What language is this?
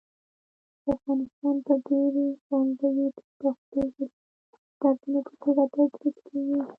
Pashto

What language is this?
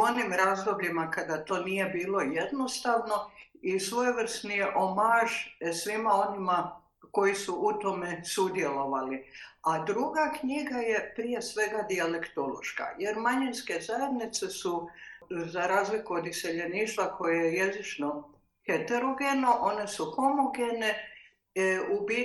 Croatian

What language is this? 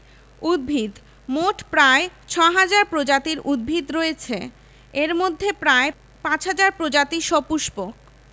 Bangla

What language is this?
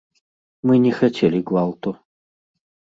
Belarusian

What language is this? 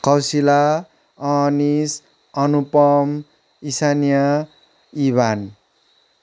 Nepali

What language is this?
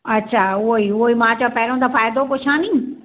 Sindhi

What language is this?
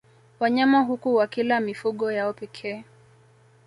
Swahili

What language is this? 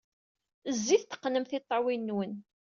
Kabyle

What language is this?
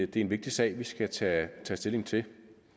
Danish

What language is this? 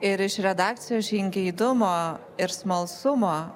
Lithuanian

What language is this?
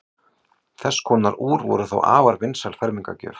Icelandic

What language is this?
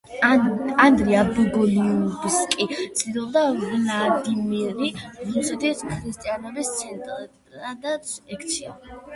Georgian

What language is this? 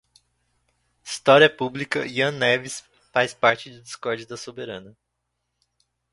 Portuguese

